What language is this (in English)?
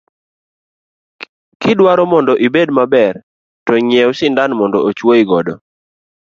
Luo (Kenya and Tanzania)